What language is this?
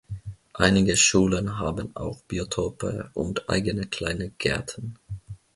German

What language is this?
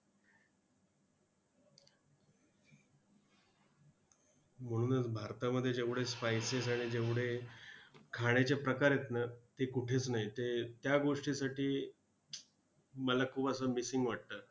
Marathi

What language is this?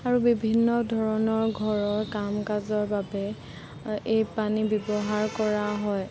Assamese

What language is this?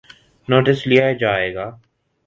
Urdu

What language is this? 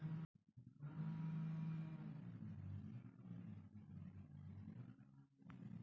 Magahi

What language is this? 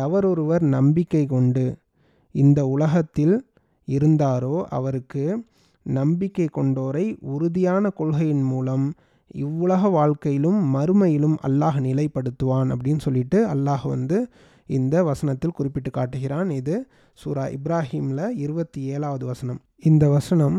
Tamil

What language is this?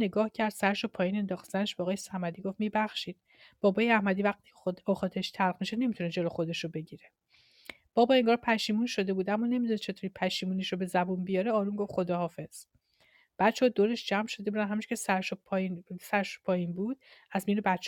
Persian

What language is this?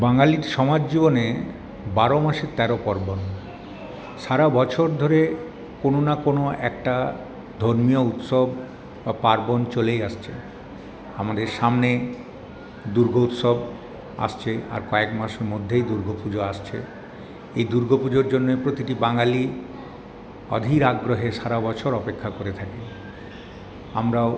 Bangla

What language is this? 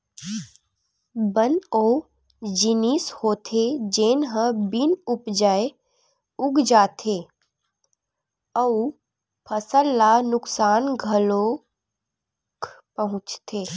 Chhattisgarhi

